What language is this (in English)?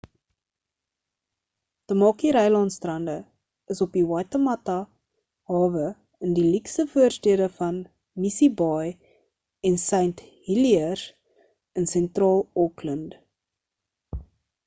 Afrikaans